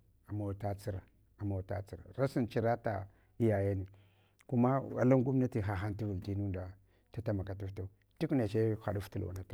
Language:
Hwana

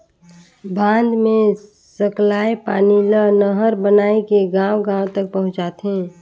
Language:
Chhattisgarhi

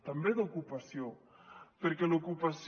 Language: Catalan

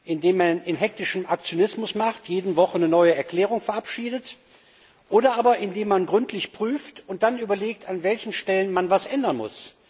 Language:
German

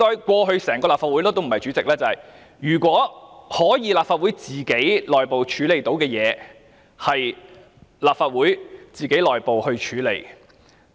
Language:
Cantonese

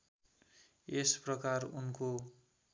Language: Nepali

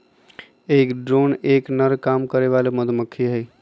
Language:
Magahi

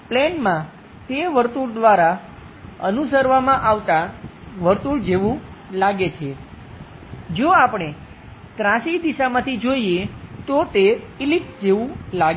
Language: Gujarati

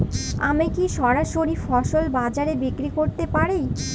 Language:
Bangla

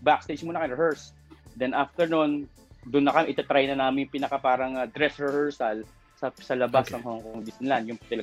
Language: Filipino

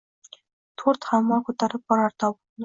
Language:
Uzbek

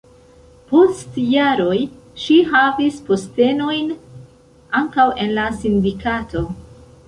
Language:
Esperanto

